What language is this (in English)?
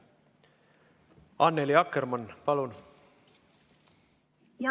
Estonian